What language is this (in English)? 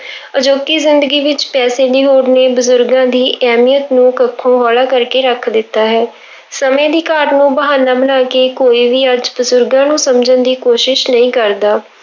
Punjabi